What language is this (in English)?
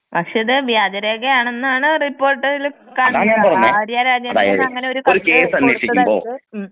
Malayalam